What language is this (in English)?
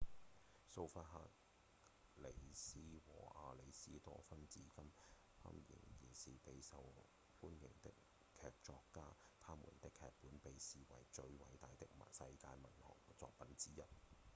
Cantonese